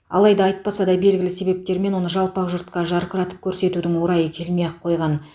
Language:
Kazakh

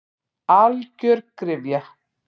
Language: Icelandic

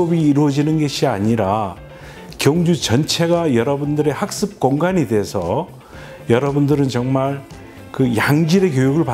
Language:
Korean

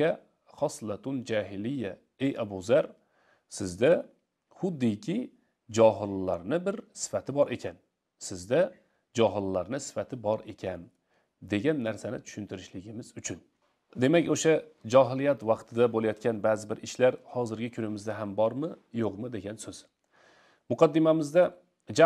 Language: Turkish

